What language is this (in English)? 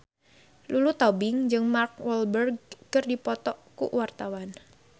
Sundanese